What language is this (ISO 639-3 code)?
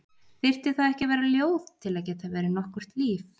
isl